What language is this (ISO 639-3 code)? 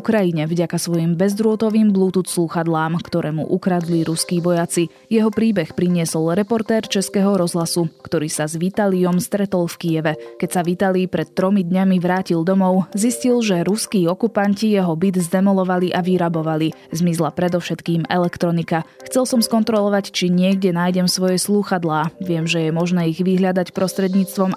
slk